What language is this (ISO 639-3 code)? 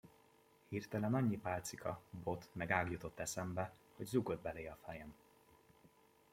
hun